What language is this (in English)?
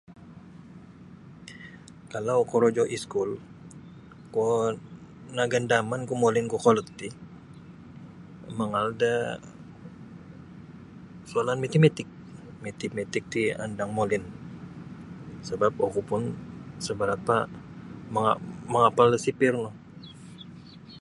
Sabah Bisaya